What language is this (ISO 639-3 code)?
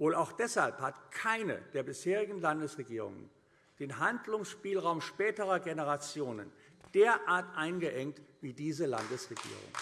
deu